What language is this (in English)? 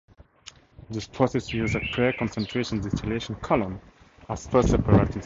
English